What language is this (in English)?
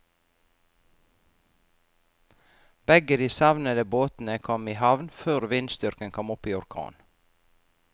Norwegian